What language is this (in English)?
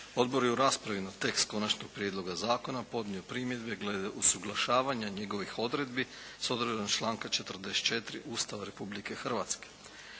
Croatian